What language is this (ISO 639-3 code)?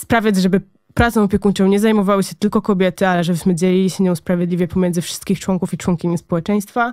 pol